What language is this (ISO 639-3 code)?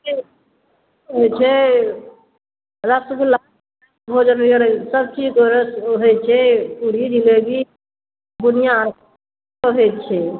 mai